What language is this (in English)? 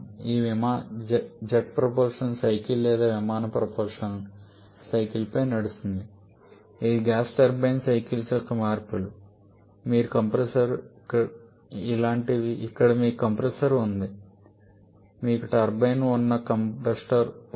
Telugu